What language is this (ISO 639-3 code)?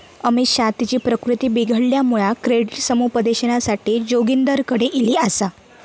mar